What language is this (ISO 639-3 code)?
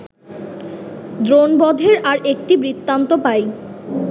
ben